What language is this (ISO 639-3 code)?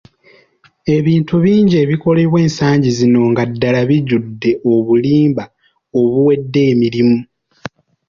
lug